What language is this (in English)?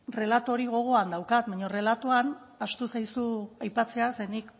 Basque